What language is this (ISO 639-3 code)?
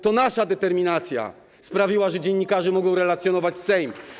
pol